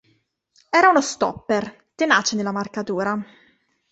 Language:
Italian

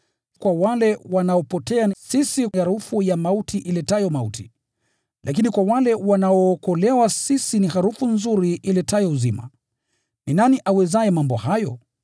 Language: Swahili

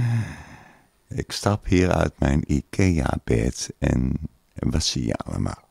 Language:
Dutch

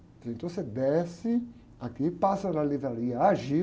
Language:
Portuguese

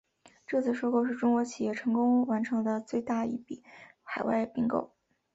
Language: Chinese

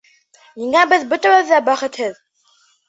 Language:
Bashkir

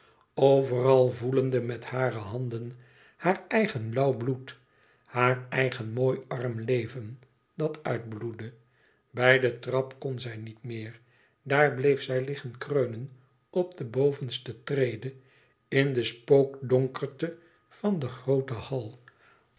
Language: Dutch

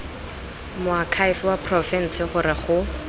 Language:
Tswana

